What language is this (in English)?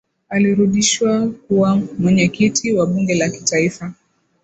Swahili